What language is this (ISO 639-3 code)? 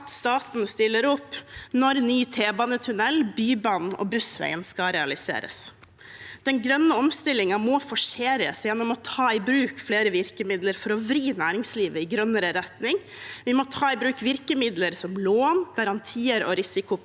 nor